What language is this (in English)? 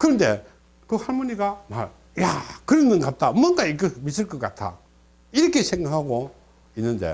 Korean